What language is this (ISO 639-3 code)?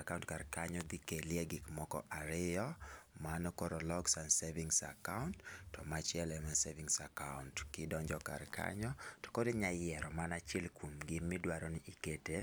luo